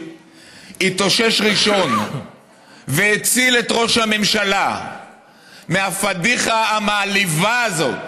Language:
Hebrew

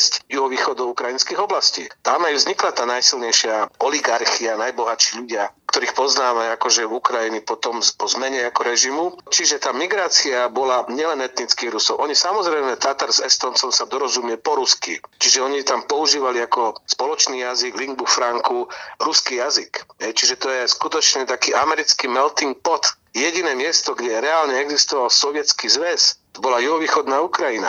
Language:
Slovak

